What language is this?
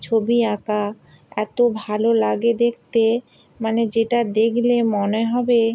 Bangla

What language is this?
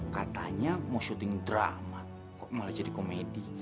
Indonesian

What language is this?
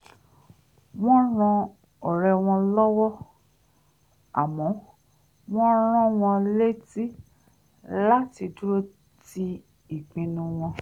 Yoruba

